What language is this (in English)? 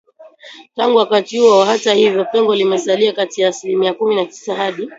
Swahili